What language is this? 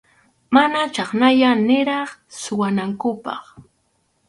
Arequipa-La Unión Quechua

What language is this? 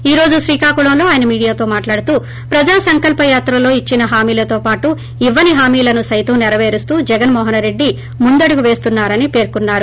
Telugu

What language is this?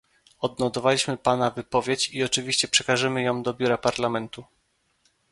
Polish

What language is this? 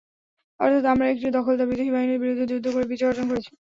Bangla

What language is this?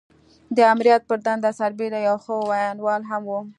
Pashto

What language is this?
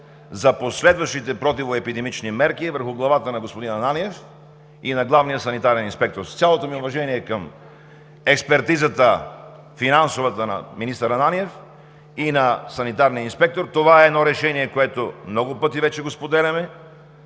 Bulgarian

